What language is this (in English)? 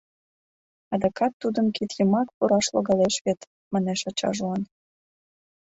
Mari